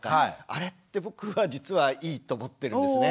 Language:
Japanese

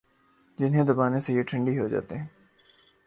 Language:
Urdu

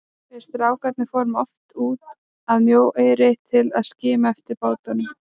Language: Icelandic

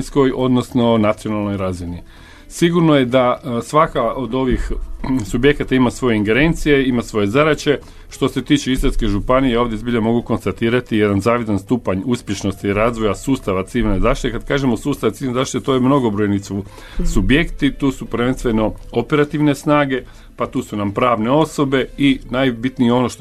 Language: Croatian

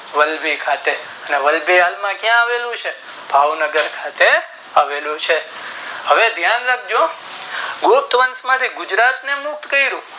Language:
Gujarati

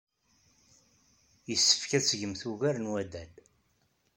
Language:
Kabyle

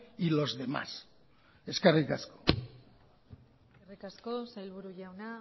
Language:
Basque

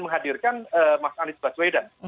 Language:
Indonesian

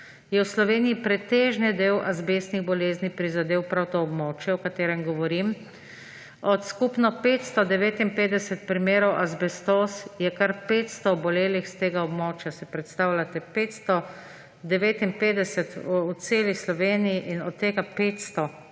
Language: Slovenian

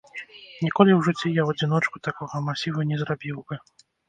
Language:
Belarusian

